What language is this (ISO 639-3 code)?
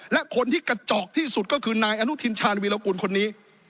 tha